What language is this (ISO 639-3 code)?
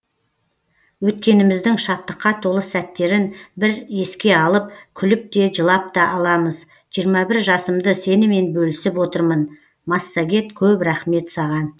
kaz